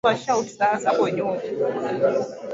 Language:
Swahili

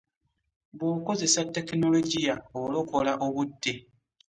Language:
Ganda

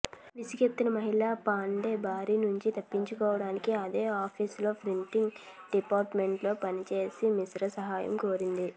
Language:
Telugu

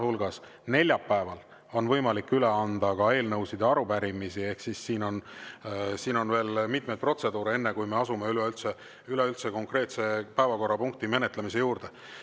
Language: Estonian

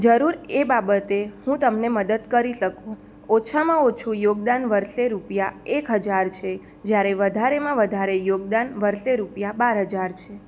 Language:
Gujarati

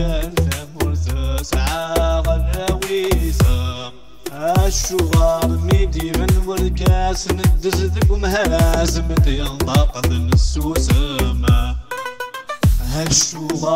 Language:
Arabic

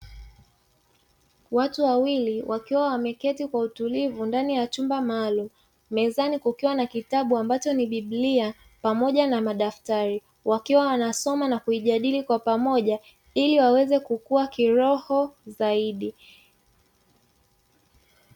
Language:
Swahili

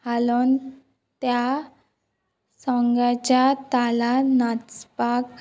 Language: Konkani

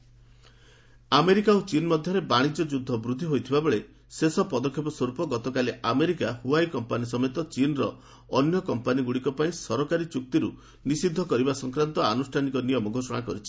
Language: Odia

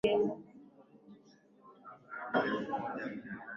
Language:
Swahili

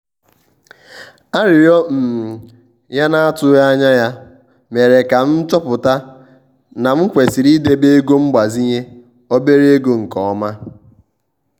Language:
Igbo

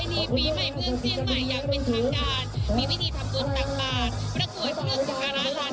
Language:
Thai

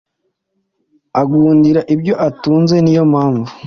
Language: Kinyarwanda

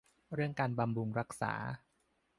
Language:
Thai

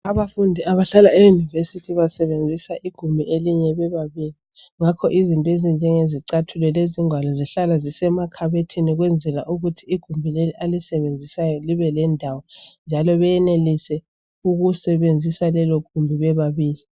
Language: North Ndebele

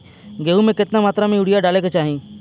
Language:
Bhojpuri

